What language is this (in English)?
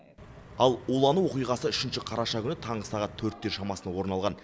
Kazakh